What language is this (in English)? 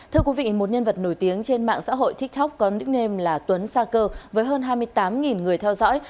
Vietnamese